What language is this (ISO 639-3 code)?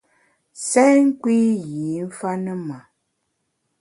bax